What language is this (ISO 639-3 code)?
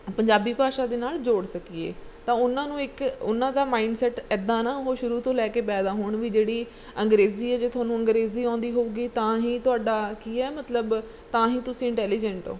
pan